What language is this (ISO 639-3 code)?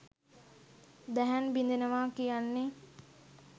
sin